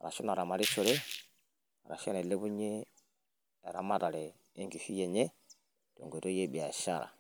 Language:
Masai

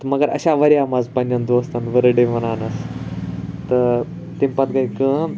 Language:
Kashmiri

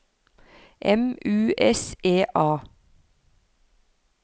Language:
Norwegian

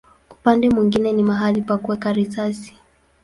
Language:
Swahili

